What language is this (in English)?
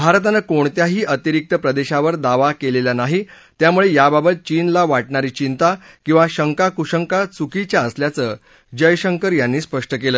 Marathi